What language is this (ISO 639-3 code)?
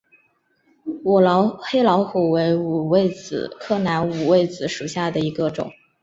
zho